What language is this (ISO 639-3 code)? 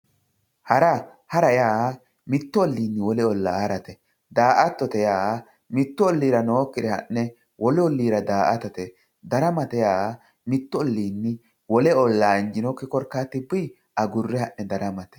sid